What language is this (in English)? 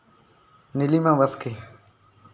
Santali